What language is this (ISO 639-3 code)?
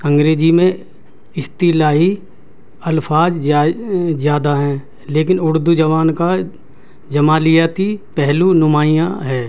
urd